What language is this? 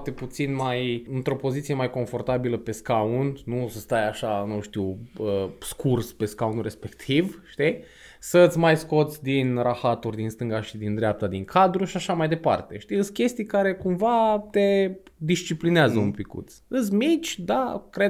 Romanian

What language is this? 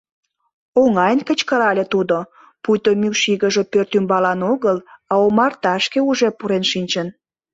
Mari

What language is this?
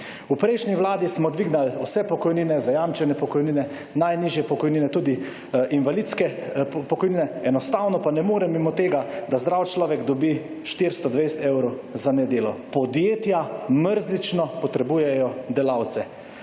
Slovenian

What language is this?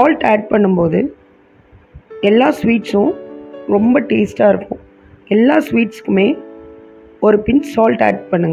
Hindi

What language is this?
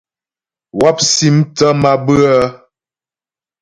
Ghomala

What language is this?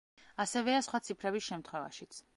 Georgian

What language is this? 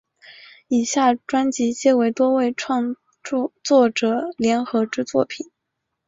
Chinese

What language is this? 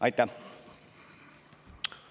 Estonian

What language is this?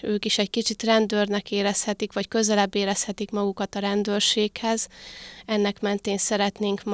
Hungarian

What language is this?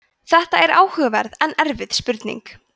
Icelandic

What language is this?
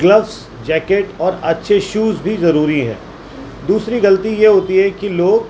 Urdu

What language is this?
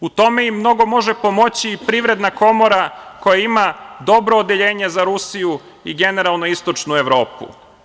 Serbian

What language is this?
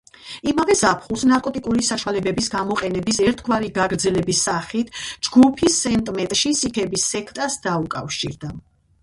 Georgian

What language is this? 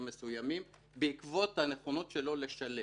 Hebrew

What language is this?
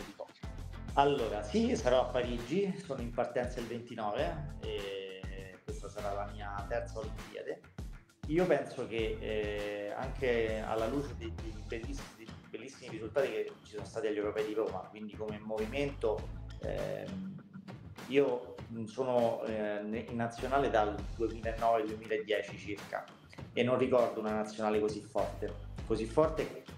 Italian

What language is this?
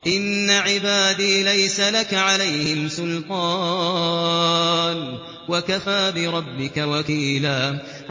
Arabic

